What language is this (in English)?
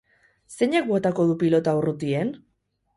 Basque